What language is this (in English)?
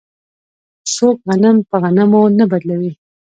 Pashto